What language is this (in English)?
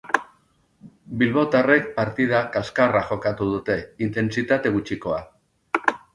Basque